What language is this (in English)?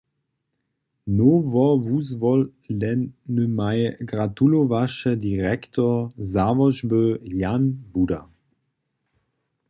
Upper Sorbian